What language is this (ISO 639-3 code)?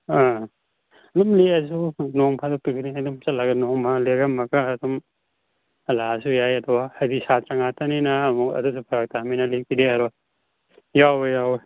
mni